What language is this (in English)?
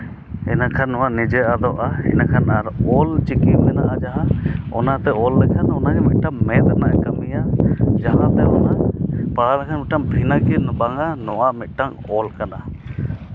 Santali